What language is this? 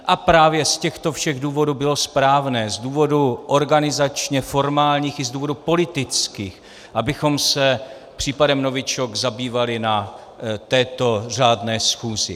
Czech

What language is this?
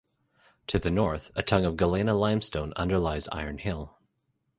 English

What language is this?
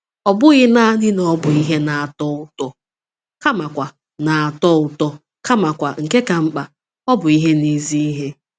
Igbo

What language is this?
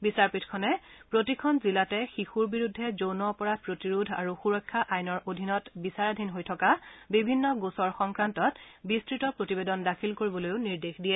Assamese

